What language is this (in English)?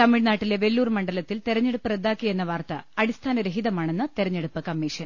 Malayalam